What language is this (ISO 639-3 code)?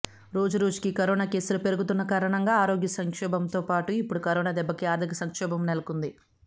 tel